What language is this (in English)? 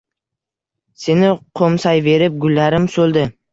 Uzbek